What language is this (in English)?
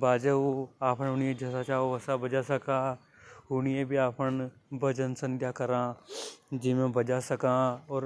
Hadothi